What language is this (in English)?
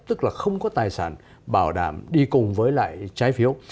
Vietnamese